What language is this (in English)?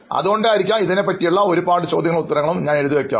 Malayalam